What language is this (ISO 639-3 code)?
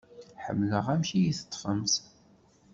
kab